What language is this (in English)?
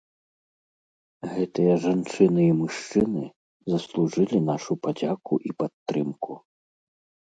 Belarusian